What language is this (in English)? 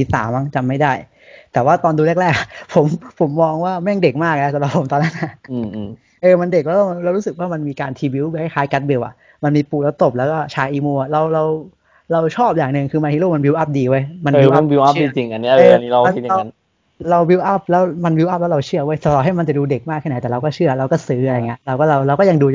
Thai